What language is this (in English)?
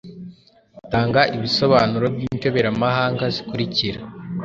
Kinyarwanda